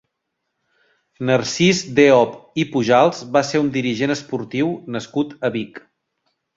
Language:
Catalan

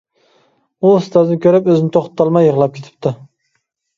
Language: Uyghur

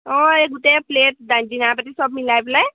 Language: Assamese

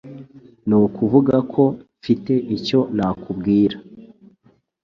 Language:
Kinyarwanda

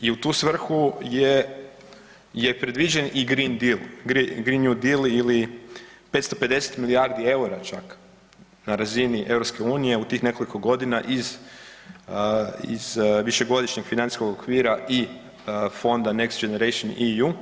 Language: Croatian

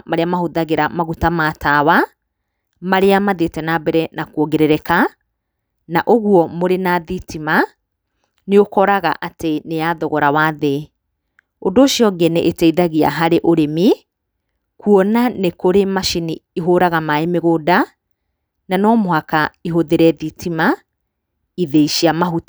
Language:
Kikuyu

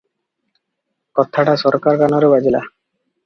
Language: Odia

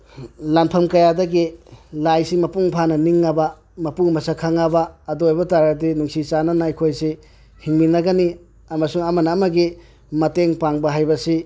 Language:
Manipuri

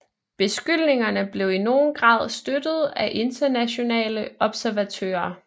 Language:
Danish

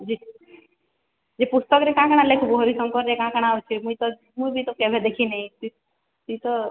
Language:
Odia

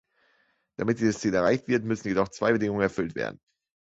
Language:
German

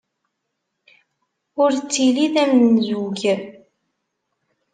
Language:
Kabyle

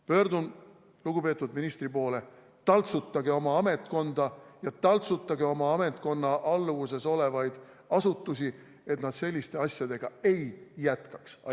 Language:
Estonian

